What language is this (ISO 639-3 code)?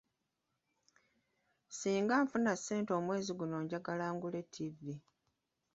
lug